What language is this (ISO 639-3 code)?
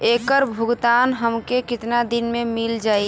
bho